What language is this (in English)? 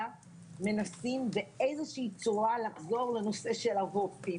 Hebrew